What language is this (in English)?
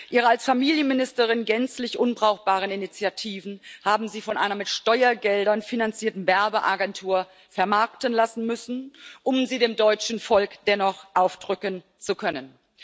German